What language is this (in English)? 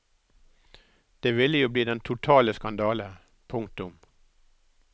Norwegian